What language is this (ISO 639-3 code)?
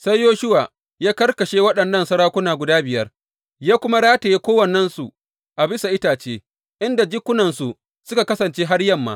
hau